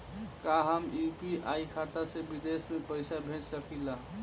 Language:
Bhojpuri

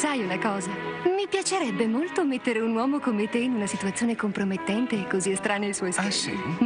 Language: Italian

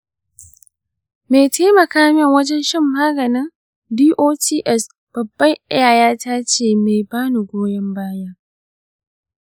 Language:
Hausa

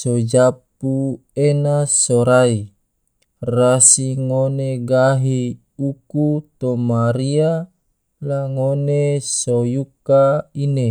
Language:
Tidore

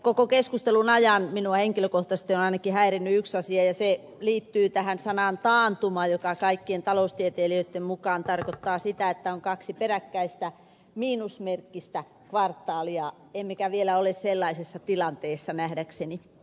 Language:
Finnish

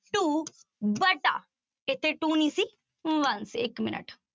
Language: Punjabi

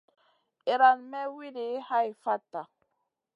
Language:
Masana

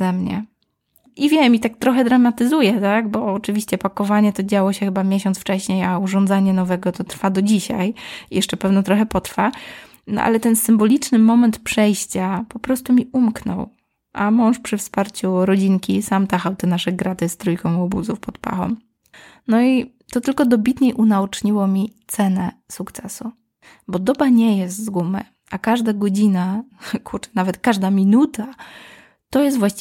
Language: Polish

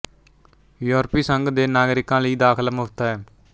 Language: Punjabi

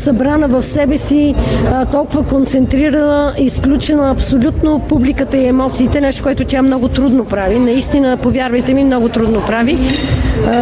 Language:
Bulgarian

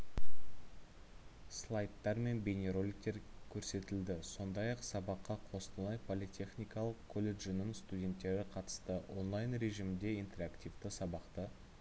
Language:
Kazakh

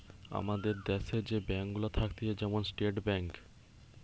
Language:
Bangla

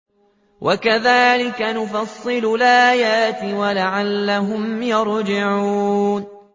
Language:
Arabic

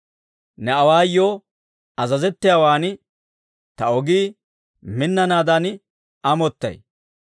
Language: Dawro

